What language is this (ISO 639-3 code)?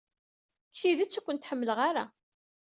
kab